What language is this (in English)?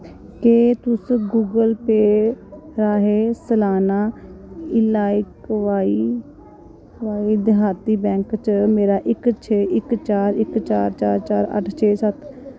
Dogri